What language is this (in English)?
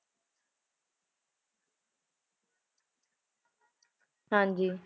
Punjabi